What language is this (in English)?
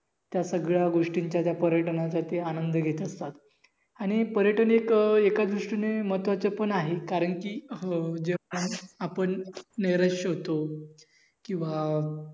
Marathi